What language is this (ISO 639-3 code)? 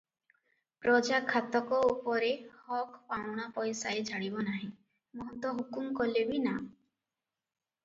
ori